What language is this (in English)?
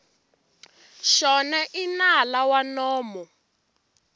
Tsonga